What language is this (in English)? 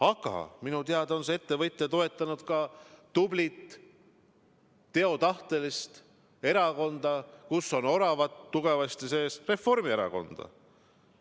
Estonian